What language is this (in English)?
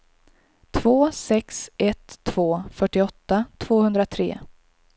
Swedish